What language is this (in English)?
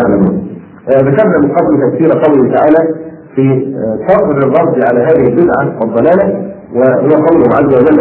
Arabic